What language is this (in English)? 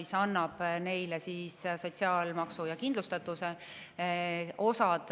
Estonian